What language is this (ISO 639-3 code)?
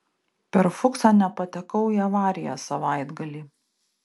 lit